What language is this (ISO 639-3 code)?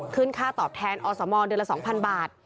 tha